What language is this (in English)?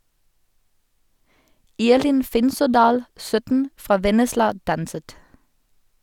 Norwegian